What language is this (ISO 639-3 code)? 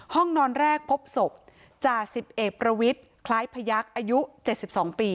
tha